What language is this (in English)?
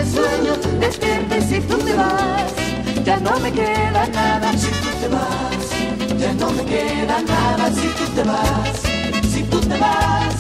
Bulgarian